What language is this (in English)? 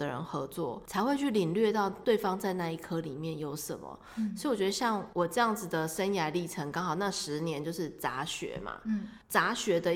Chinese